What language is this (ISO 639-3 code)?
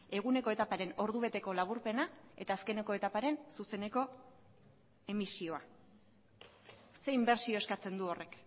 eus